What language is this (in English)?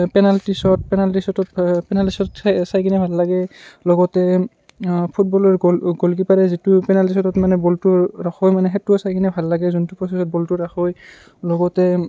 Assamese